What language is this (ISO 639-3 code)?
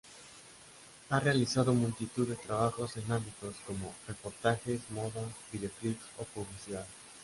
spa